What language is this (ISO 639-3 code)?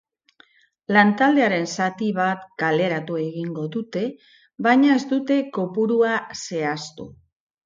eus